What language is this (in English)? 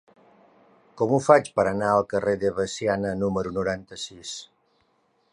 Catalan